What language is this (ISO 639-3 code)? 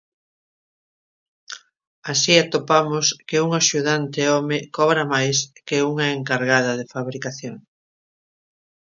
glg